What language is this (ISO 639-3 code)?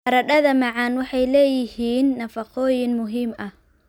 som